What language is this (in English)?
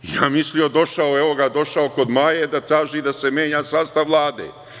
Serbian